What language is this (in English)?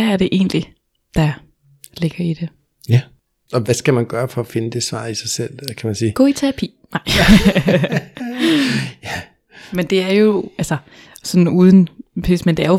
Danish